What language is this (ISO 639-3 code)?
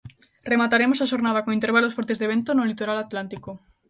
glg